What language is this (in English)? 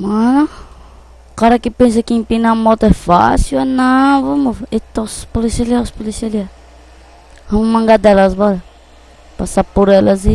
Portuguese